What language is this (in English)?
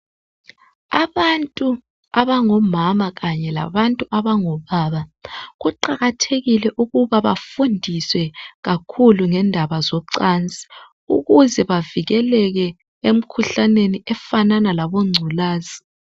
North Ndebele